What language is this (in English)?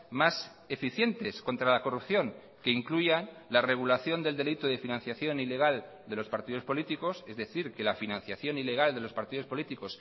Spanish